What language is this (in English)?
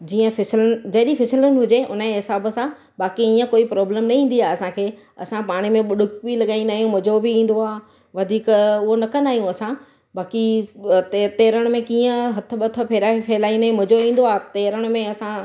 Sindhi